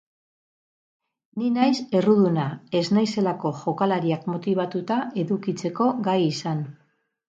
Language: Basque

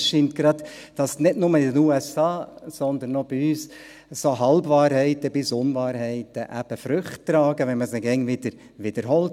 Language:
Swiss German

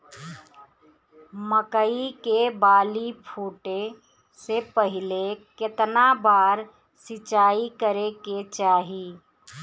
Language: Bhojpuri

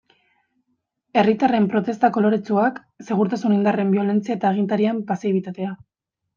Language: Basque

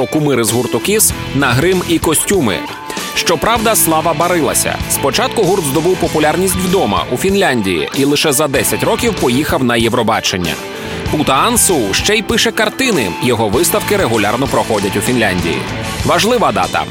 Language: Ukrainian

